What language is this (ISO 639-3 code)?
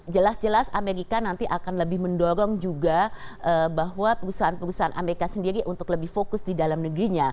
ind